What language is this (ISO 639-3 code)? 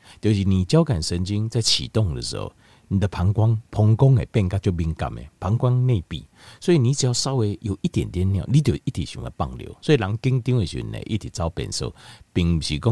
zho